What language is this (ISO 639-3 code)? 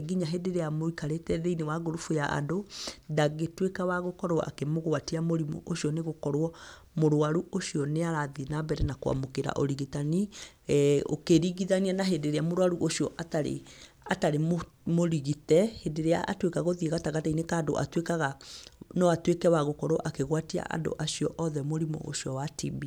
kik